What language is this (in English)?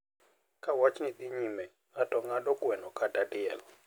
Luo (Kenya and Tanzania)